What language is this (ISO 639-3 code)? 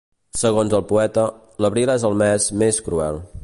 cat